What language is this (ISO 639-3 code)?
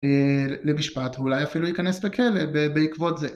heb